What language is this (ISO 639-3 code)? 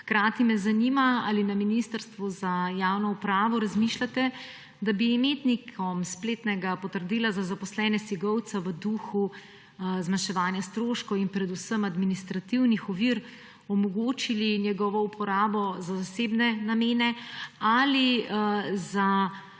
slv